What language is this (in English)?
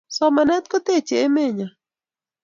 Kalenjin